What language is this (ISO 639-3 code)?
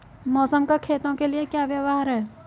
hin